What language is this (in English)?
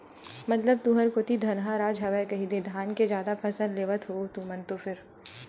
Chhattisgarhi